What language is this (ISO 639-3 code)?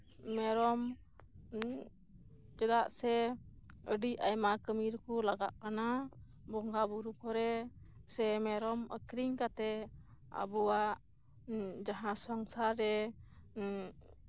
sat